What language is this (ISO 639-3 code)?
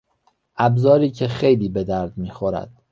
fas